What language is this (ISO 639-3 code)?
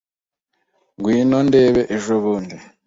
kin